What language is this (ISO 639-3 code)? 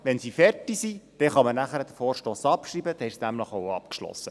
gsw